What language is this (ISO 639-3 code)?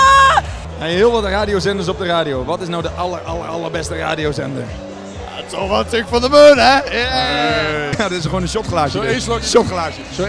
nld